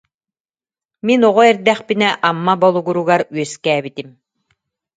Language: Yakut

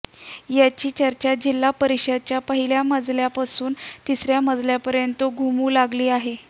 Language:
Marathi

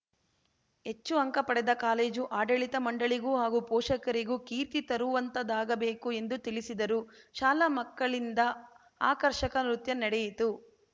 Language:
Kannada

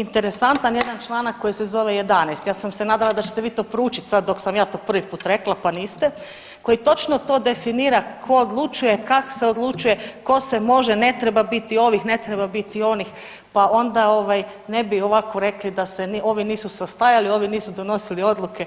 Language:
Croatian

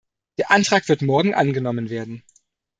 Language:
German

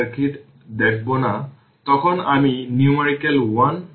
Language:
Bangla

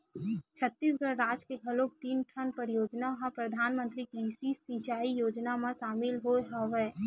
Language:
Chhattisgarhi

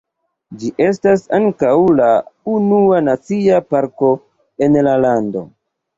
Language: Esperanto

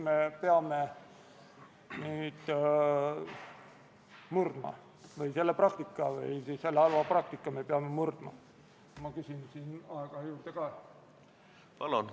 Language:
Estonian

